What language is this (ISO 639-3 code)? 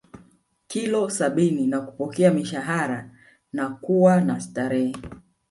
swa